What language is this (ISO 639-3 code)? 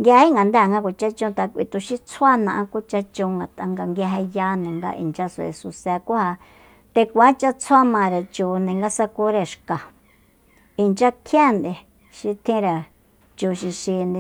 vmp